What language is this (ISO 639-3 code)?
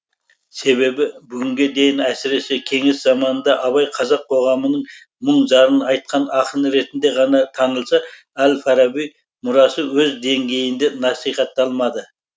kaz